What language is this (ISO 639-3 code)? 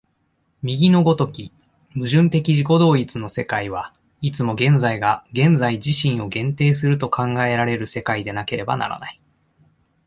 jpn